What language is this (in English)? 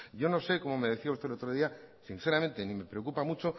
Spanish